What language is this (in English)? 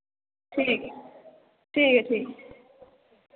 Dogri